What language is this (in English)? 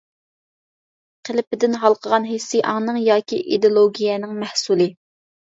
Uyghur